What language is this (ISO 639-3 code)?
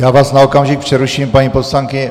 ces